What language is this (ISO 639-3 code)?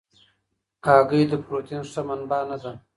pus